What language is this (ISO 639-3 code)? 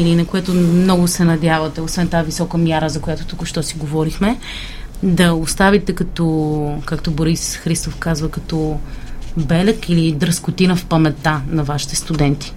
bul